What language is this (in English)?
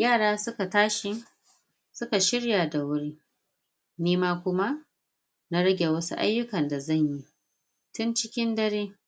Hausa